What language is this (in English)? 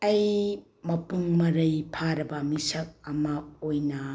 Manipuri